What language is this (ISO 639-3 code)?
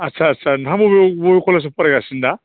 brx